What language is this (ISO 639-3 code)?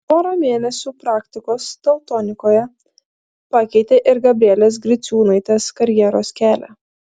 lit